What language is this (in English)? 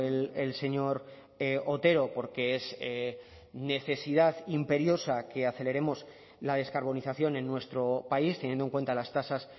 Spanish